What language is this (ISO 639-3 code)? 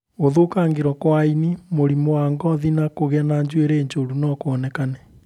kik